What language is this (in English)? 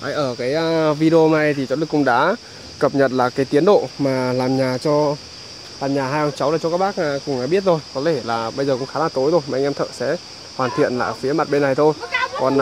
Vietnamese